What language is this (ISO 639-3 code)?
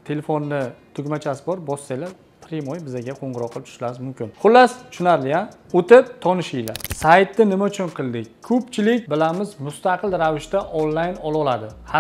tur